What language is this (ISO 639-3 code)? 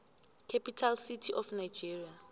nbl